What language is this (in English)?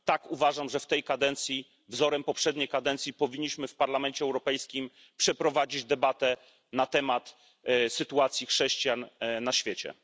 Polish